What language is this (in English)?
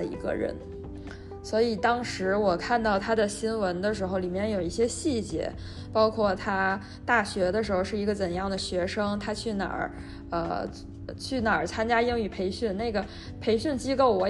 Chinese